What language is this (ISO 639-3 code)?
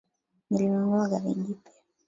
swa